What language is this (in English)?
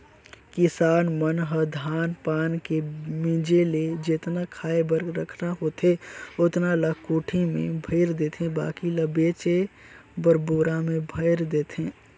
Chhattisgarhi